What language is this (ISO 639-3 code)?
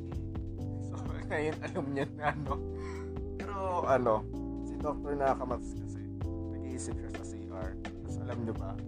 fil